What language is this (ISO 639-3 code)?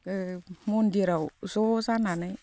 brx